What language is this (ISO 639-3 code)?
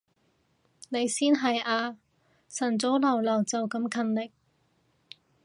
yue